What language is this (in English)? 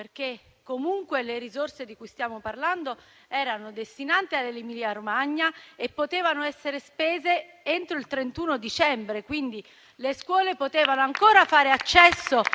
Italian